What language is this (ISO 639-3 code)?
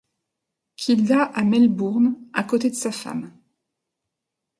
fra